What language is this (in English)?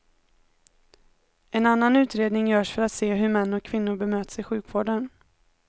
Swedish